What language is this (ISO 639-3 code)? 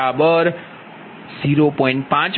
guj